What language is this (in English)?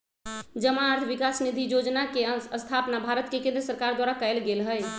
Magahi